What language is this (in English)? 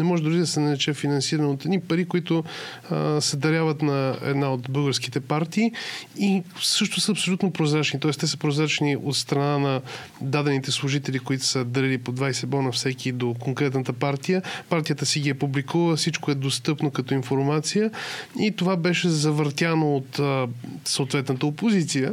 Bulgarian